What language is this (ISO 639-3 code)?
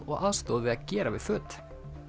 isl